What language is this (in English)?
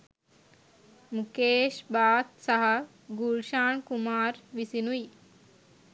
Sinhala